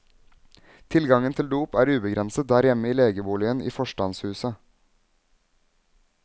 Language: Norwegian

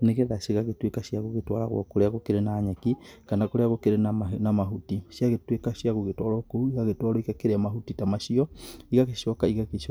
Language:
Kikuyu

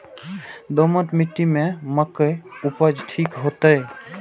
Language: Maithili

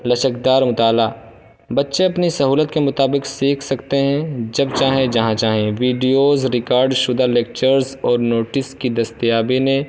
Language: Urdu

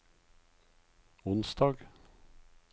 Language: Norwegian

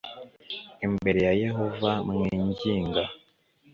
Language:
Kinyarwanda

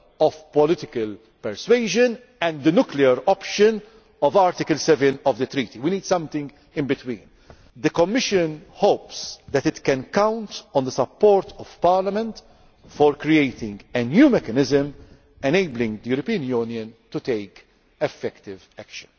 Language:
English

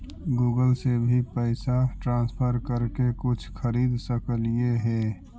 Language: Magahi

